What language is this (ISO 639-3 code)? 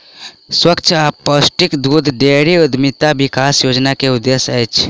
mai